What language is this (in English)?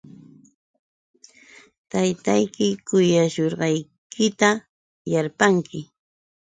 Yauyos Quechua